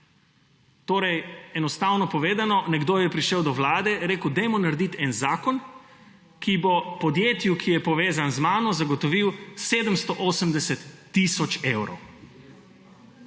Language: Slovenian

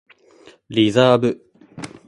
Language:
Japanese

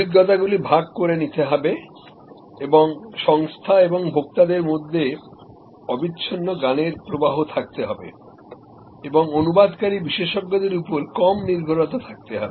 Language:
Bangla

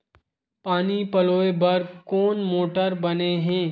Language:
Chhattisgarhi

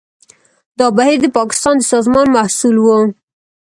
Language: Pashto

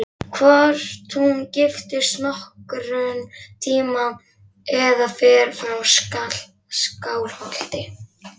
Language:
Icelandic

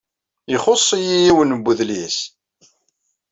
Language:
Kabyle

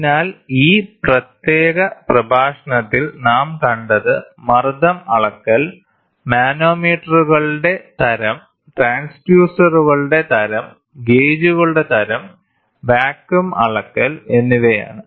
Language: Malayalam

